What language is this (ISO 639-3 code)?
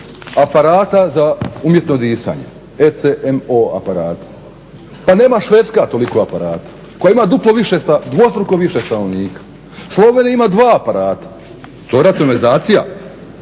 hrv